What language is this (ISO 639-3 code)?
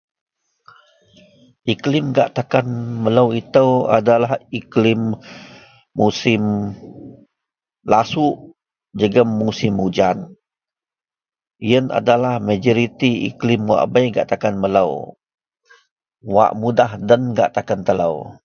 mel